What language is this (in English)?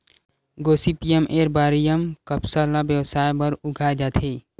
Chhattisgarhi